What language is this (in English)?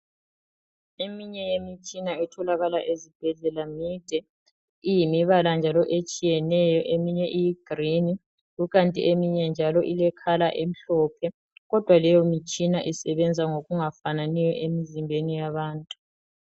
North Ndebele